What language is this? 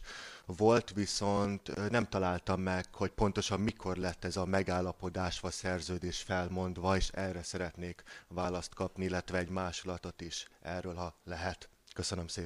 Hungarian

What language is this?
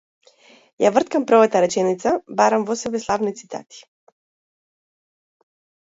Macedonian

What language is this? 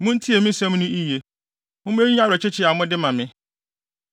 Akan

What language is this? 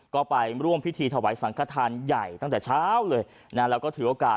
Thai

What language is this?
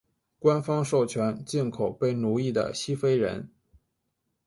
Chinese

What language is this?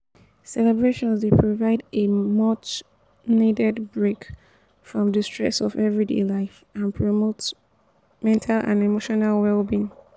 Nigerian Pidgin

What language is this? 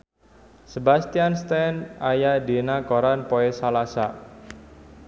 Sundanese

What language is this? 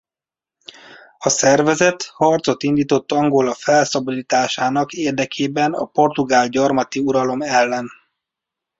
Hungarian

